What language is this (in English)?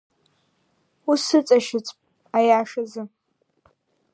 Abkhazian